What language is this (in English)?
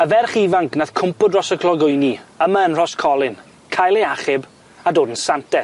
Welsh